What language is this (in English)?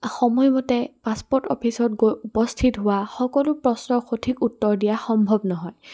Assamese